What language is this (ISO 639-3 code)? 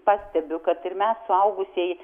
lit